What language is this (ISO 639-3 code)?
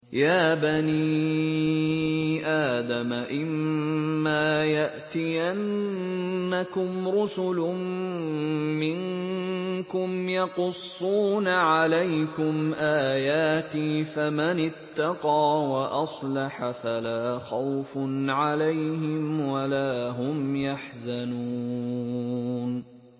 ara